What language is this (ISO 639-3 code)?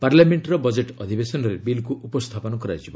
ori